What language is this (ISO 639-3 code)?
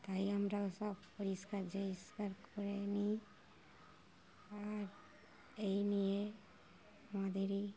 ben